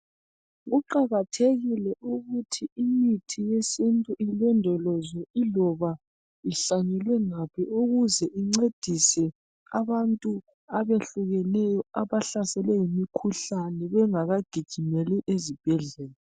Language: North Ndebele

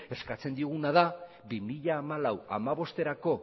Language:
Basque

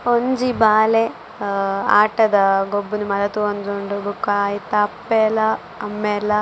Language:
Tulu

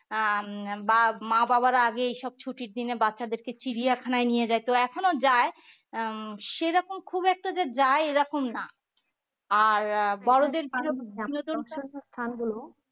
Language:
Bangla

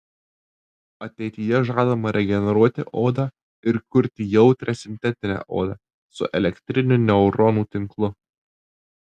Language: Lithuanian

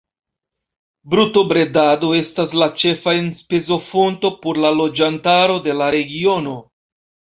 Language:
Esperanto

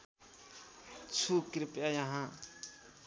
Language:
Nepali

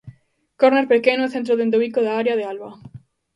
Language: Galician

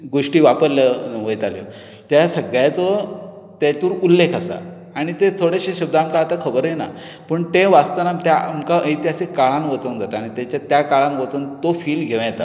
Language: Konkani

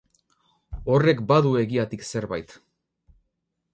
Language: Basque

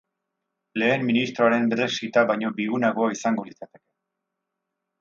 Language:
Basque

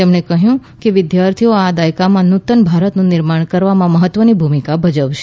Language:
Gujarati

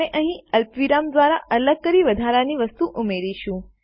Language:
Gujarati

